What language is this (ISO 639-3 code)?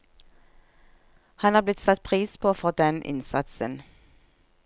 nor